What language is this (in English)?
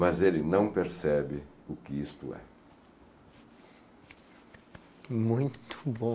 Portuguese